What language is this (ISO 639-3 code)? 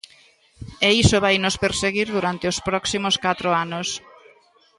glg